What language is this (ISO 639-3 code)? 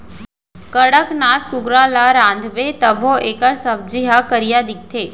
hne